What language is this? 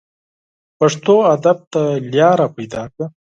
Pashto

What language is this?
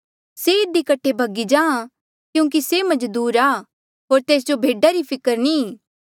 Mandeali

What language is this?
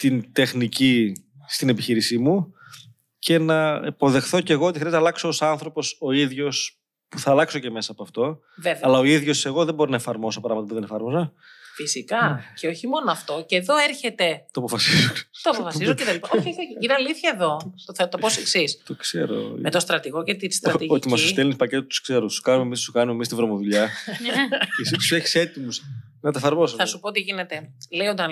Greek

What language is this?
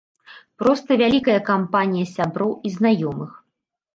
Belarusian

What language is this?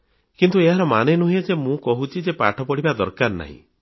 Odia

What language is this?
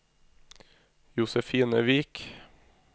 Norwegian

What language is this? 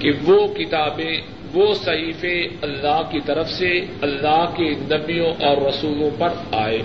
Urdu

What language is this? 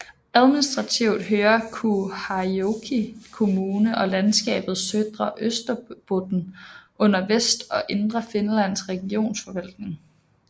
Danish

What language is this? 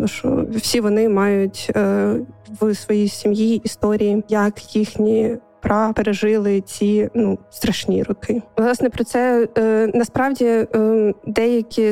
Ukrainian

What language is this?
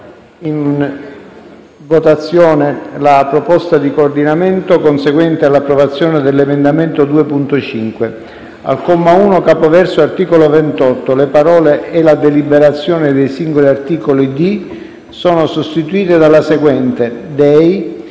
Italian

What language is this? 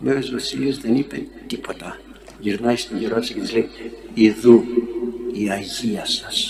Greek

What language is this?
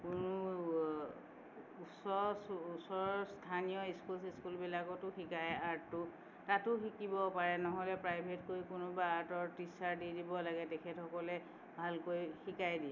Assamese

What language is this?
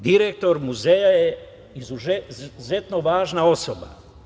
Serbian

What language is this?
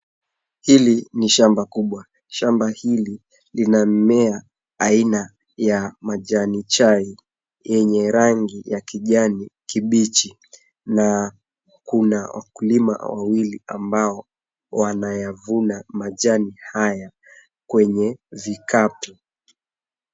Swahili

